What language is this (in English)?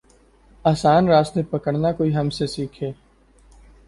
Urdu